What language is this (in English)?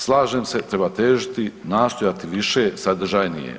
Croatian